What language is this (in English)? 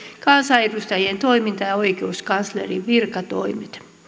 Finnish